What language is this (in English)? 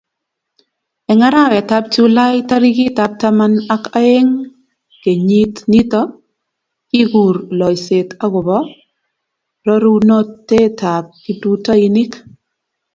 Kalenjin